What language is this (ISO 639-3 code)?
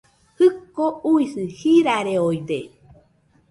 hux